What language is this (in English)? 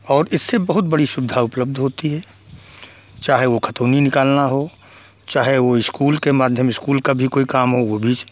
Hindi